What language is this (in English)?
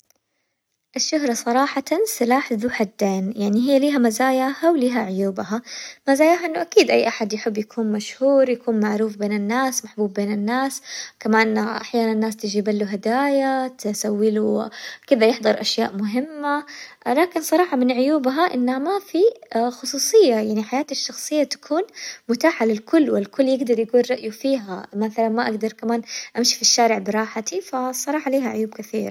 Hijazi Arabic